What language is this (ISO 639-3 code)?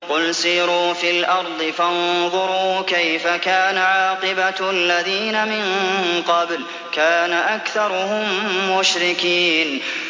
ara